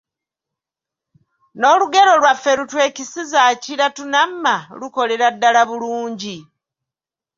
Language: Ganda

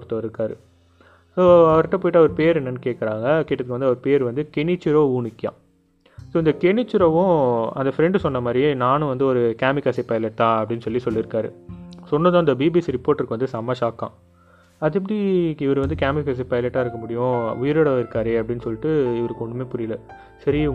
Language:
Tamil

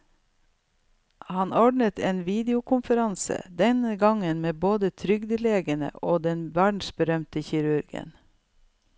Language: Norwegian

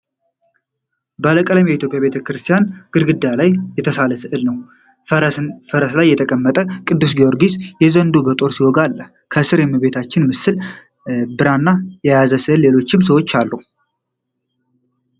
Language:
Amharic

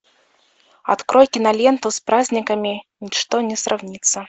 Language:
Russian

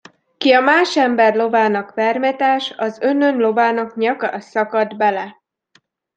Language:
Hungarian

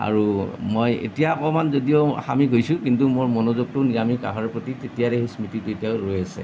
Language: Assamese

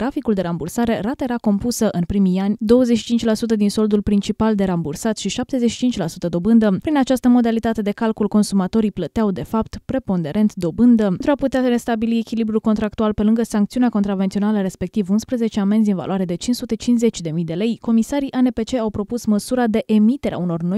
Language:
Romanian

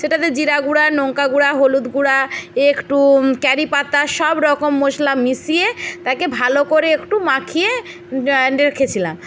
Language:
Bangla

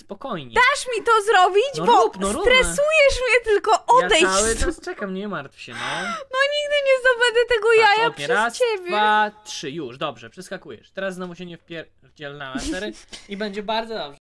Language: Polish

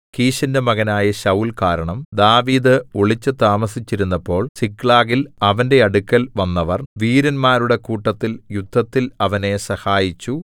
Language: Malayalam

